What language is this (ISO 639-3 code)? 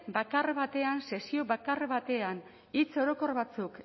eus